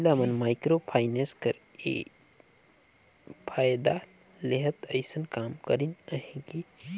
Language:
Chhattisgarhi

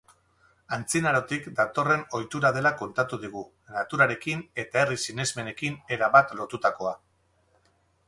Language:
Basque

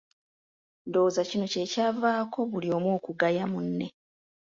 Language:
Ganda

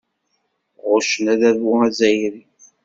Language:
Kabyle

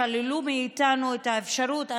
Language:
Hebrew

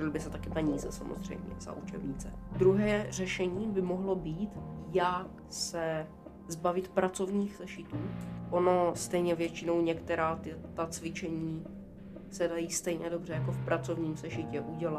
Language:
Czech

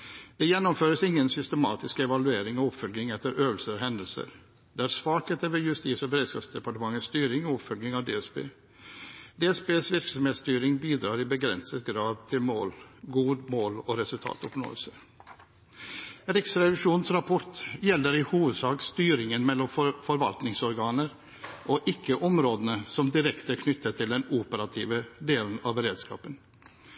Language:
Norwegian Bokmål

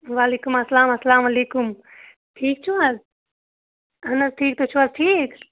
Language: Kashmiri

